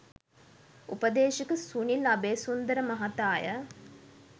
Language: Sinhala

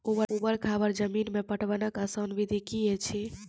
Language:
Maithili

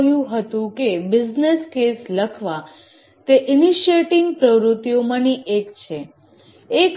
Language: Gujarati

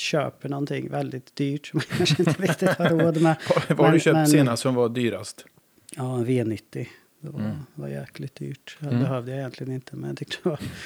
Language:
Swedish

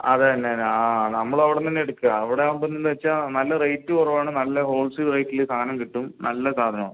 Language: Malayalam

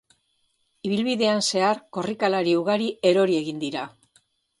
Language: Basque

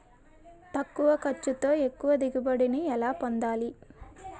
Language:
Telugu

